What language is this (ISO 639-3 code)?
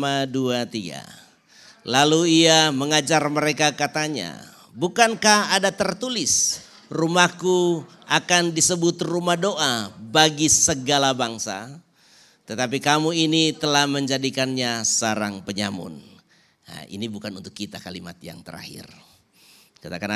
ind